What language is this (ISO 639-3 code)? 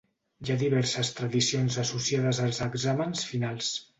cat